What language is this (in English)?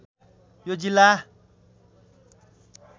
Nepali